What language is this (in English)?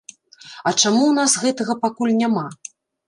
Belarusian